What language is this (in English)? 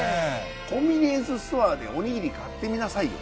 Japanese